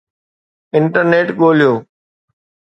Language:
Sindhi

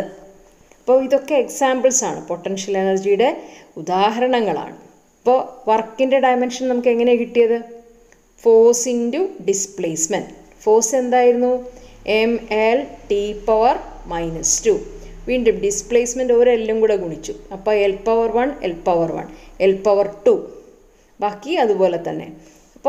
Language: Hindi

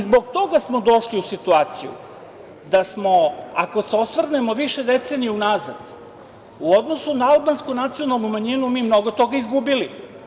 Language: Serbian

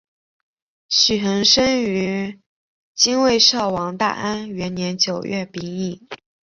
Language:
Chinese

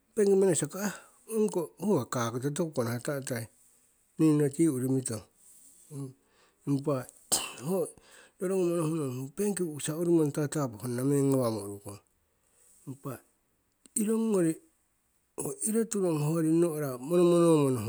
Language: Siwai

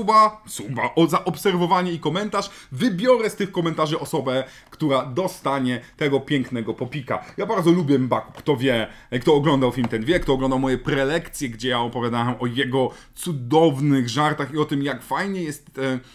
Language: Polish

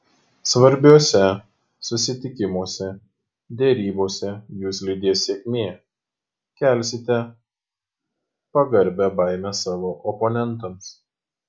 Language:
Lithuanian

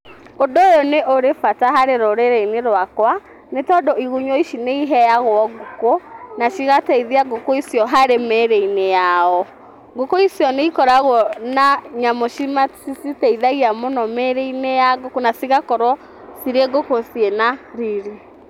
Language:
Kikuyu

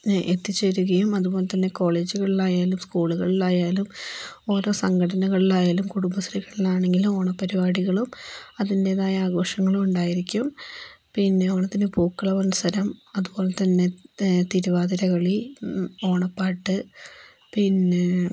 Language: Malayalam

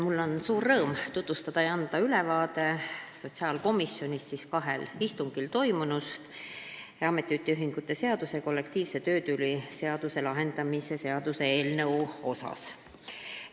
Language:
Estonian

